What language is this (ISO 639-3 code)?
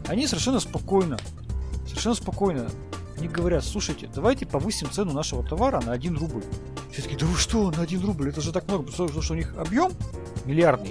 rus